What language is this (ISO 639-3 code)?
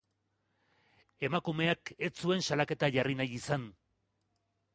eus